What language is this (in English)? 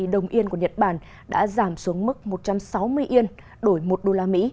Vietnamese